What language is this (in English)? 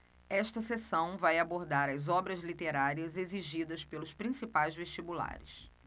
Portuguese